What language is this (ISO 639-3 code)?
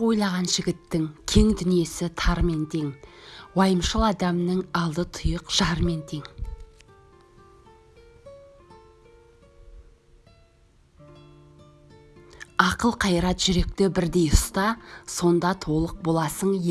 tur